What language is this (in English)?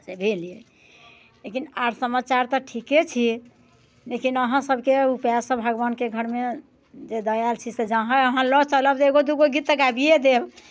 Maithili